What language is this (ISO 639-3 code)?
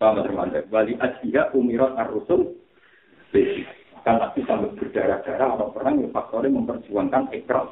msa